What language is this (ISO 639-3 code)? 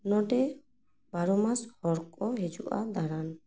sat